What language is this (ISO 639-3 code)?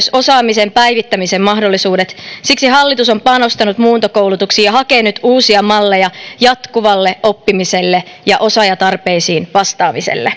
fin